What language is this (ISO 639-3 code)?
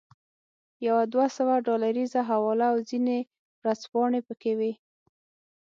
pus